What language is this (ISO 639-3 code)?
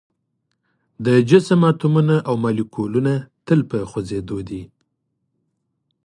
pus